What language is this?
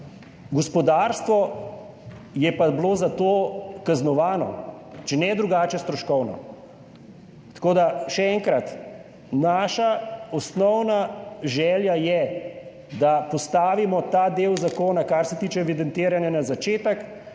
Slovenian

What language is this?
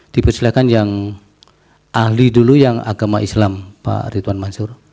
Indonesian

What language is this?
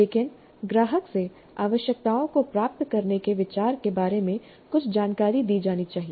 Hindi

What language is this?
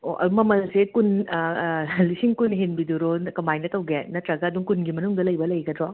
Manipuri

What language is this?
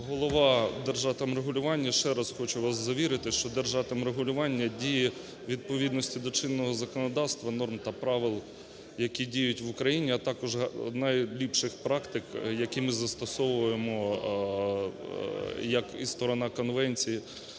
Ukrainian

